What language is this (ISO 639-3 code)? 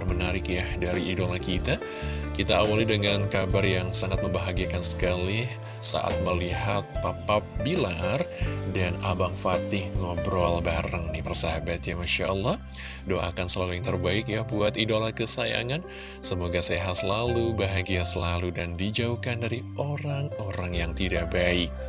ind